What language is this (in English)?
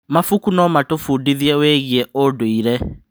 Kikuyu